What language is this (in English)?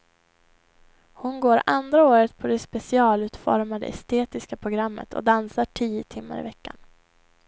Swedish